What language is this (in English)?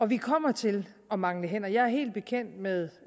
Danish